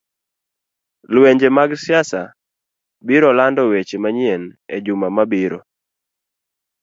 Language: Luo (Kenya and Tanzania)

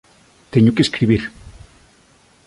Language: Galician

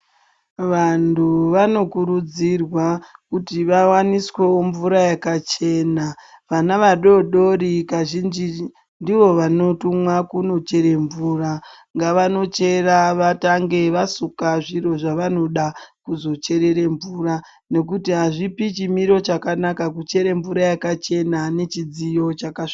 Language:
Ndau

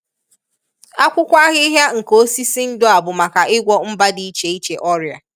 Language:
Igbo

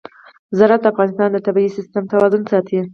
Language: Pashto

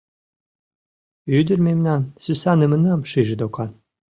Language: Mari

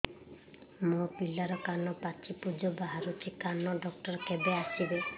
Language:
Odia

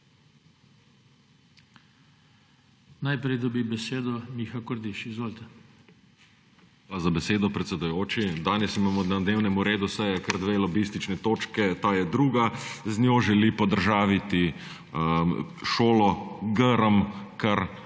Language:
Slovenian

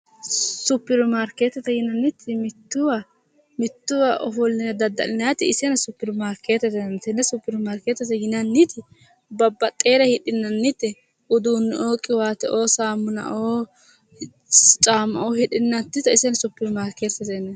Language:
Sidamo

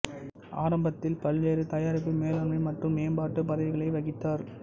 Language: Tamil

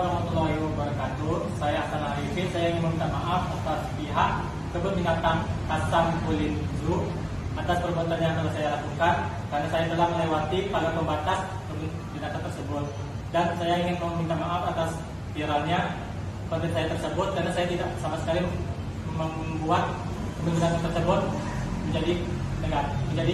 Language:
Indonesian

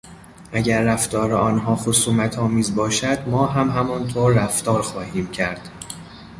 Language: Persian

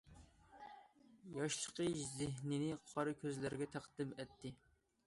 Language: Uyghur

